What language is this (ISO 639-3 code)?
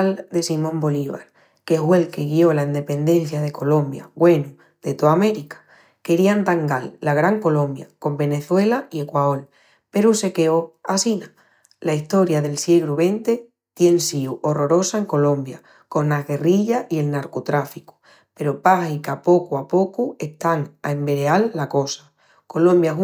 ext